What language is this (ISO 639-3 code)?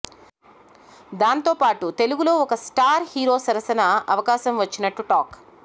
tel